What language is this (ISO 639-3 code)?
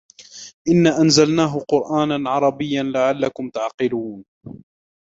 ara